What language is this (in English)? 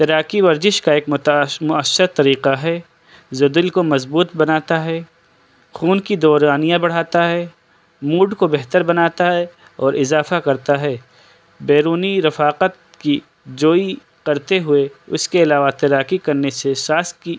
Urdu